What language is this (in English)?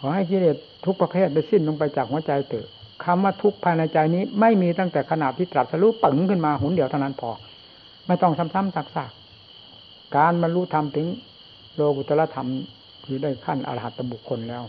Thai